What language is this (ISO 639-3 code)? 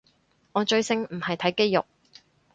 yue